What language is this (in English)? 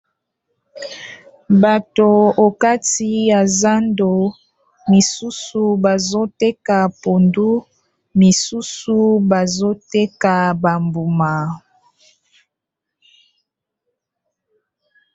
Lingala